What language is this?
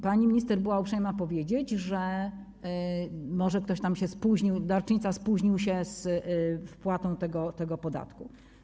Polish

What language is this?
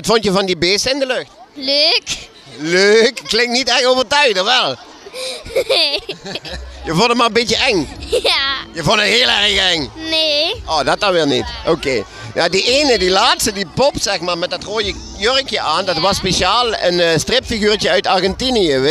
Dutch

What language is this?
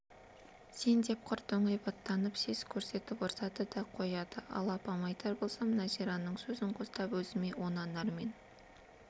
Kazakh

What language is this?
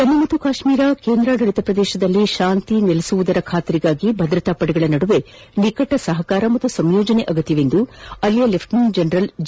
Kannada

